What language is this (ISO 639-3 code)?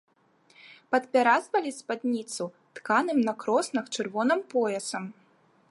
bel